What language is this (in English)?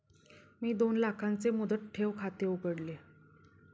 Marathi